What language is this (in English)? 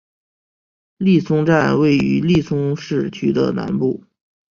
Chinese